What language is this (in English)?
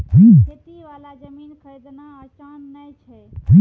Maithili